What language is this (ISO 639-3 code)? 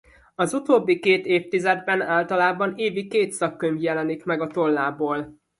hun